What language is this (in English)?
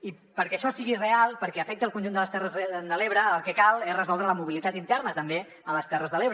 Catalan